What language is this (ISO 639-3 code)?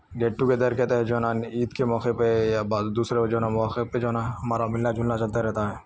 urd